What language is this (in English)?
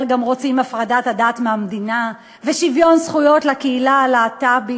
Hebrew